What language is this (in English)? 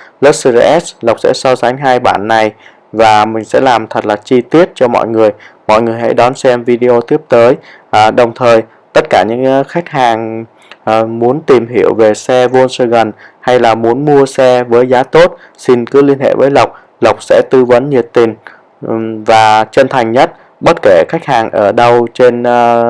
Vietnamese